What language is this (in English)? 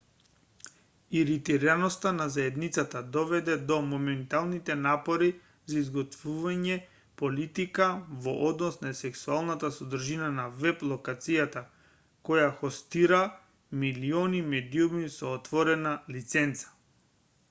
Macedonian